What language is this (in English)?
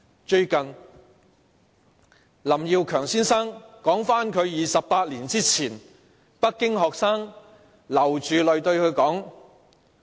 Cantonese